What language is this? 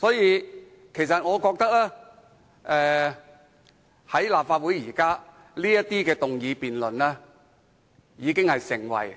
Cantonese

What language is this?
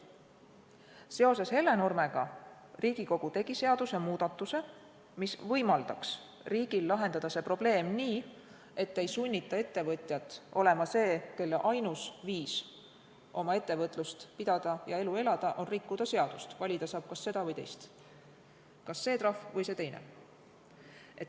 Estonian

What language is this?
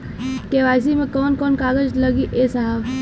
Bhojpuri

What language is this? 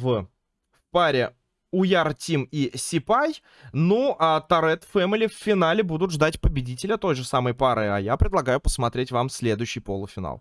Russian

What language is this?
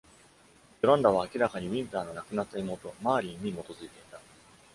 Japanese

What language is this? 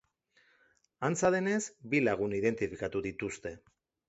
Basque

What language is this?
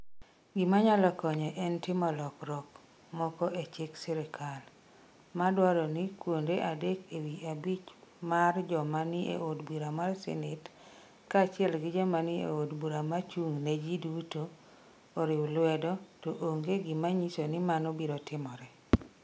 Luo (Kenya and Tanzania)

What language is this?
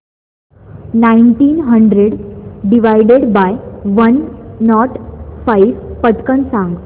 Marathi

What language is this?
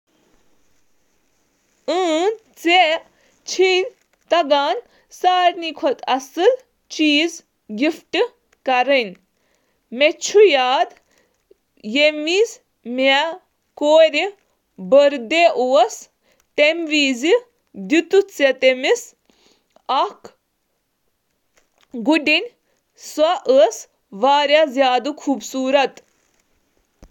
Kashmiri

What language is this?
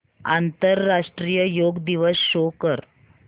Marathi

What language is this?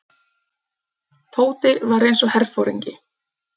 Icelandic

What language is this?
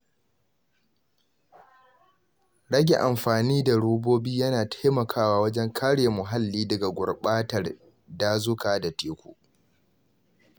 Hausa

